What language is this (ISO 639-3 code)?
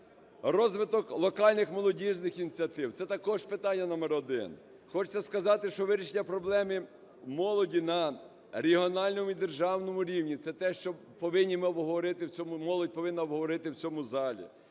ukr